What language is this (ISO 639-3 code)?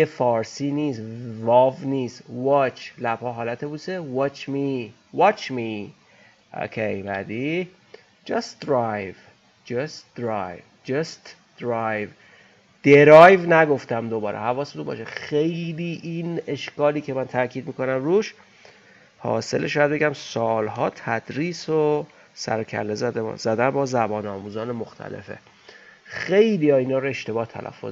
fas